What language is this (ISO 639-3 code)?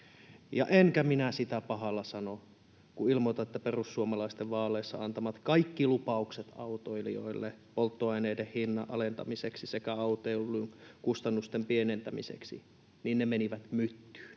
fin